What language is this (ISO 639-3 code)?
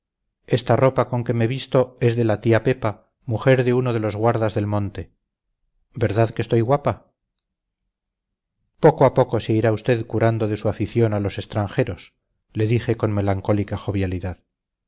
spa